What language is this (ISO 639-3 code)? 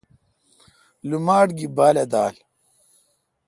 xka